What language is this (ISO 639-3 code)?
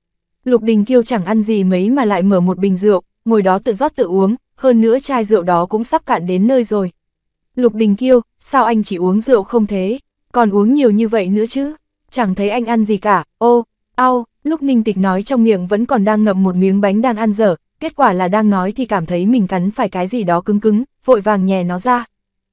vie